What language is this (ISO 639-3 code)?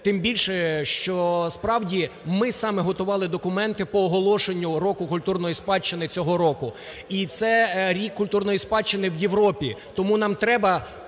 ukr